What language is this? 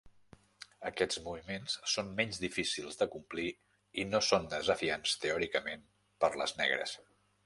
Catalan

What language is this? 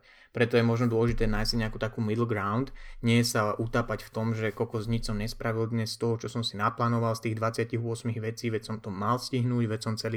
Slovak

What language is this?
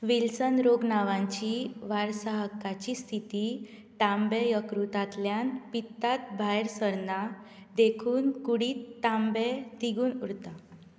Konkani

